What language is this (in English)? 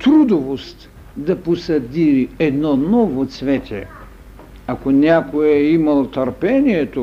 Bulgarian